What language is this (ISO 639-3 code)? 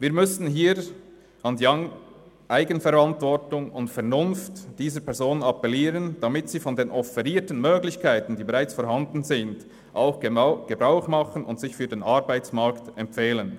gsw